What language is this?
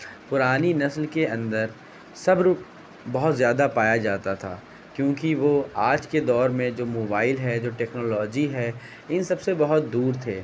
Urdu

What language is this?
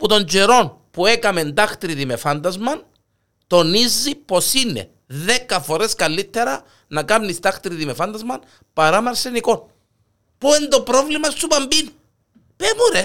Greek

